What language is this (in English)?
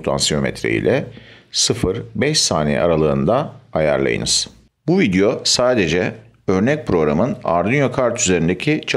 Turkish